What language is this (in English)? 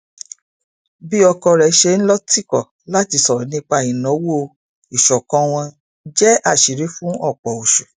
Yoruba